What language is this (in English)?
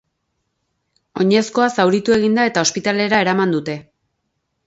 Basque